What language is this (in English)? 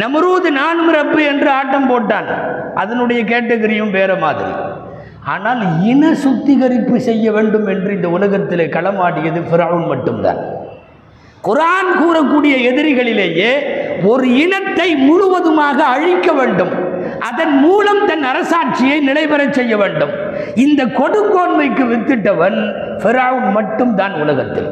Tamil